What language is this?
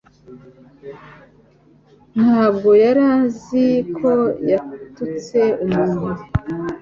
Kinyarwanda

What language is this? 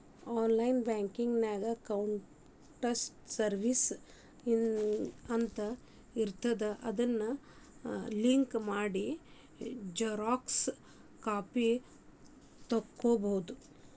Kannada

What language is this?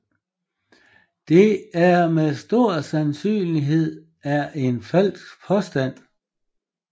Danish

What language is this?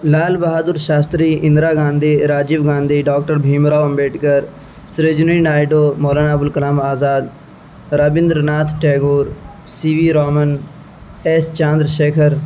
Urdu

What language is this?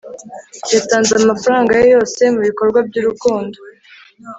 Kinyarwanda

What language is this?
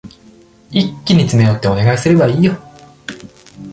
Japanese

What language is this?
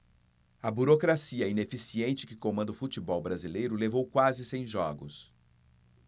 Portuguese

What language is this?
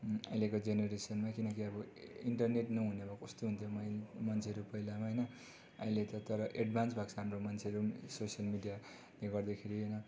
Nepali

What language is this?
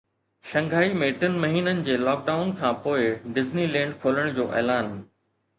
Sindhi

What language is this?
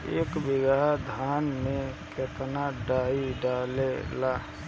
Bhojpuri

